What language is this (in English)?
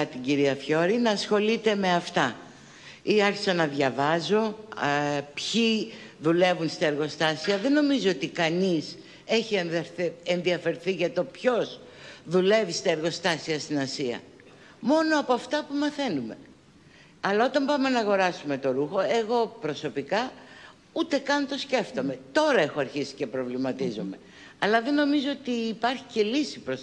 Greek